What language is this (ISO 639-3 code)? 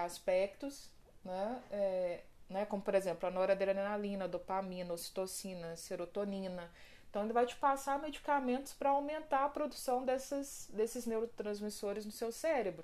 por